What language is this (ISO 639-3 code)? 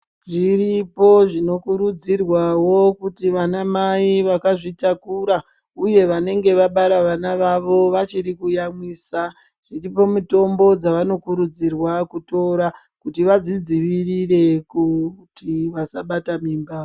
ndc